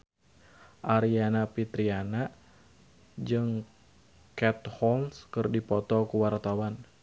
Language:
Sundanese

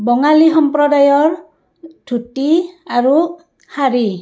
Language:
Assamese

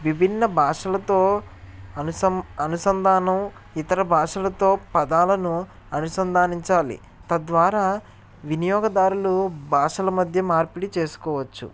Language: Telugu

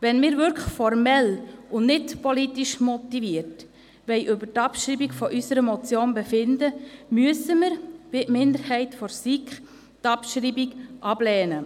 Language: Swiss German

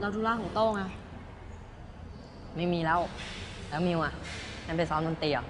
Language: Thai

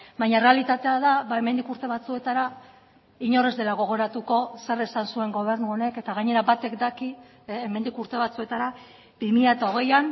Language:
Basque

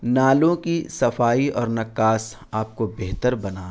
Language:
Urdu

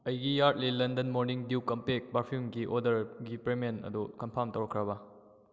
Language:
Manipuri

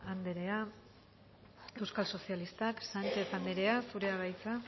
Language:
Basque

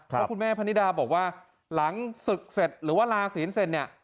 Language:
Thai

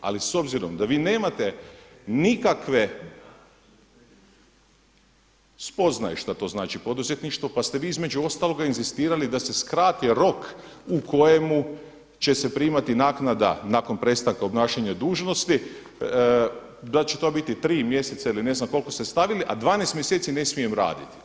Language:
Croatian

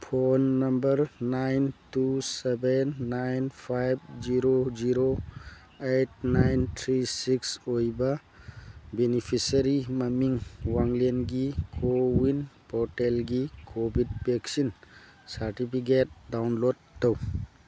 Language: Manipuri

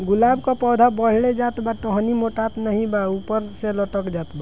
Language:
Bhojpuri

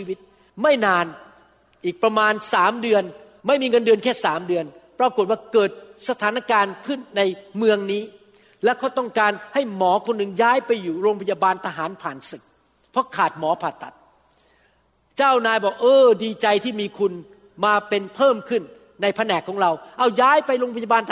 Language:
Thai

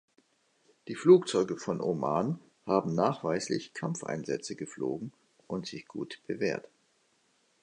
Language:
German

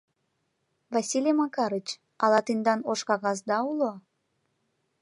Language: Mari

